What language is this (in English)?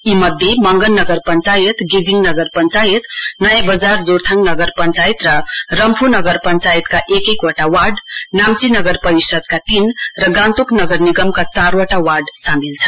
Nepali